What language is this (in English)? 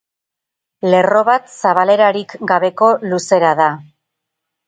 Basque